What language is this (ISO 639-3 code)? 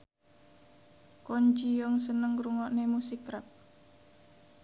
jav